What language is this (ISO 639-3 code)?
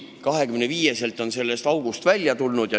est